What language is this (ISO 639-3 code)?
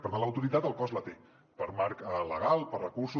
cat